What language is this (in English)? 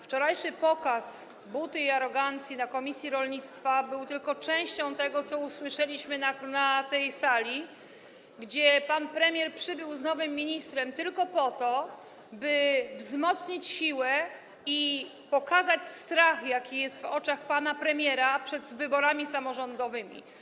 Polish